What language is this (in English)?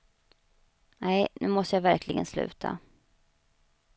Swedish